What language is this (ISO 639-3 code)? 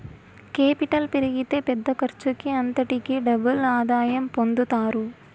tel